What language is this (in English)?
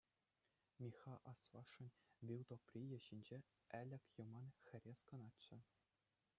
Chuvash